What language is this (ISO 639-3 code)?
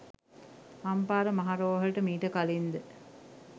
sin